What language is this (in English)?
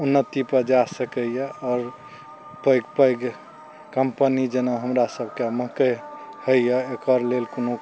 Maithili